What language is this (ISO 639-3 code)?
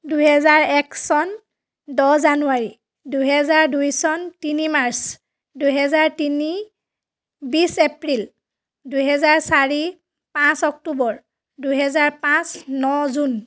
asm